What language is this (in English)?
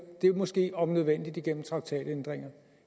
Danish